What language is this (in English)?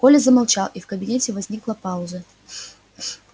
Russian